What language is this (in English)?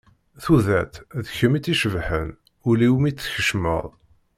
Kabyle